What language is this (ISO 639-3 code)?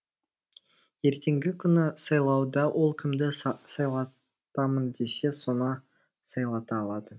kaz